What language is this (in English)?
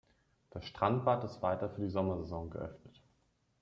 German